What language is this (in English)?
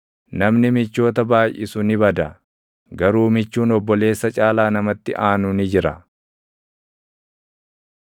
Oromo